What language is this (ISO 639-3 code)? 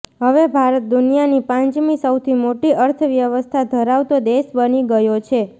guj